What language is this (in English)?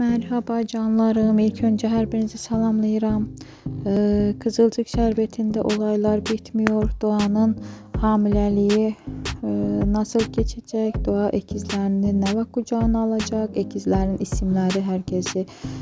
Turkish